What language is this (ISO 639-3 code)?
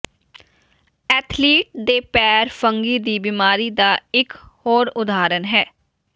pan